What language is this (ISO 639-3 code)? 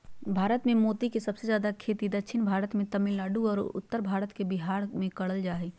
mag